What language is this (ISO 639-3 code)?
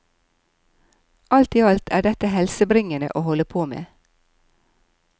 nor